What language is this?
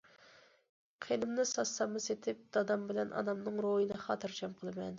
Uyghur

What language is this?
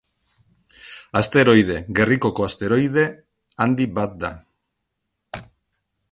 Basque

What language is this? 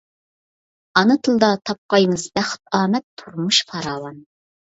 Uyghur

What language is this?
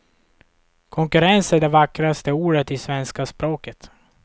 Swedish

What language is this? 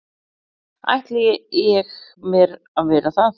Icelandic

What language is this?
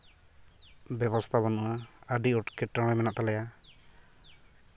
Santali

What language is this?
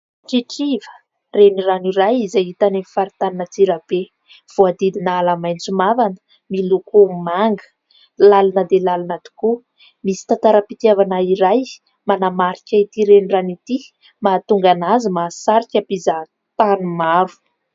Malagasy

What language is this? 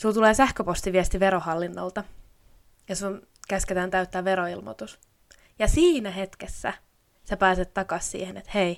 Finnish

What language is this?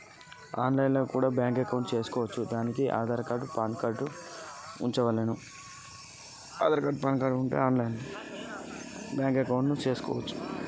Telugu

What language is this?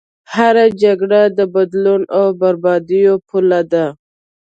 Pashto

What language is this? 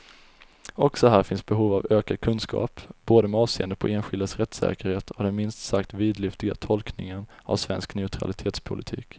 Swedish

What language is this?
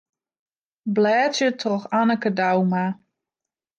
Western Frisian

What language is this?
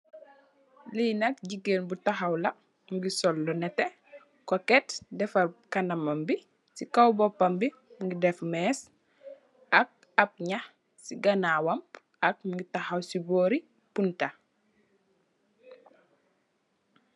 Wolof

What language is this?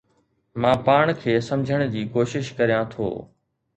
Sindhi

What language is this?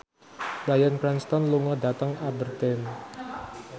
Javanese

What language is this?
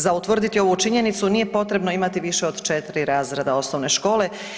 Croatian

